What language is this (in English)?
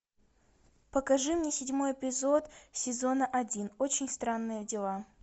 Russian